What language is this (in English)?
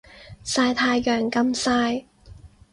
Cantonese